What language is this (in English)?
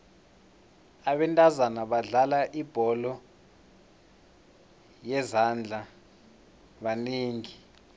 South Ndebele